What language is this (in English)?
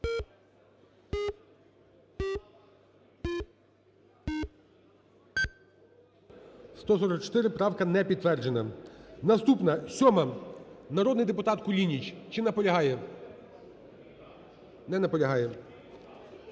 Ukrainian